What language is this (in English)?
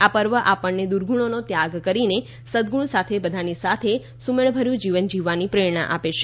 Gujarati